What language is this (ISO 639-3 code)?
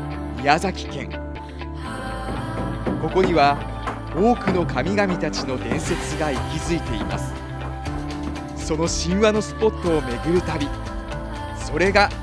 jpn